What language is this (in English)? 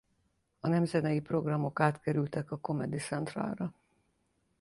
Hungarian